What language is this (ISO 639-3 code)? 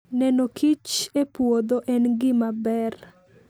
luo